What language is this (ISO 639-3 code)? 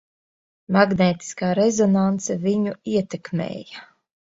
lav